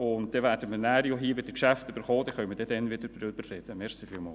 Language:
Swiss German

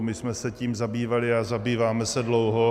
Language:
Czech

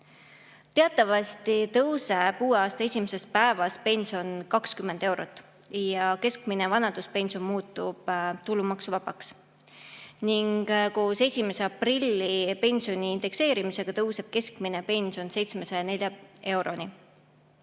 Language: Estonian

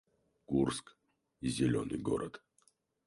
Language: Russian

